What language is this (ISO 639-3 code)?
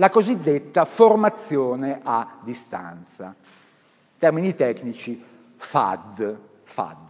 ita